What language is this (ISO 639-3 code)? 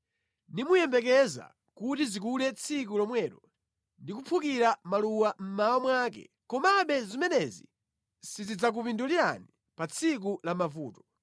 nya